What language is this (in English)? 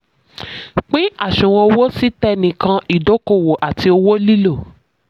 Yoruba